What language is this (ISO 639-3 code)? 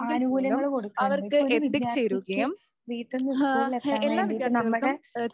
mal